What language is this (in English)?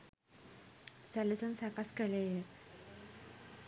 Sinhala